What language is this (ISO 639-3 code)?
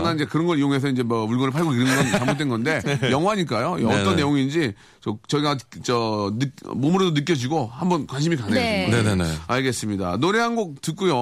kor